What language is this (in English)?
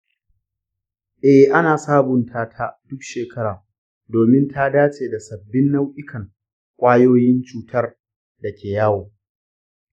Hausa